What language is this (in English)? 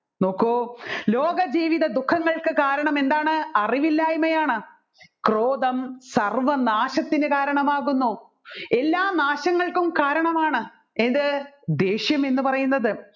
Malayalam